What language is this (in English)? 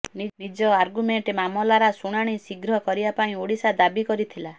Odia